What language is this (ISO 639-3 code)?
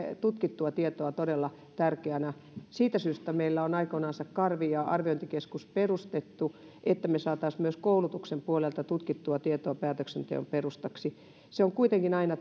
fin